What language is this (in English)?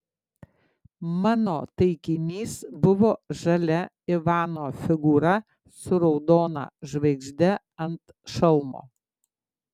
Lithuanian